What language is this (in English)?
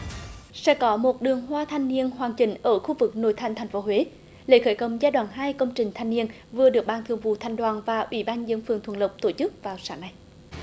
Vietnamese